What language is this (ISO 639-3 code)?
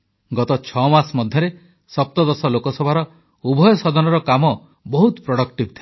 ori